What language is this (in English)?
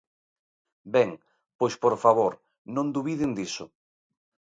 Galician